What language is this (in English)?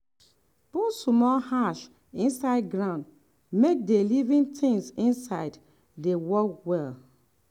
Nigerian Pidgin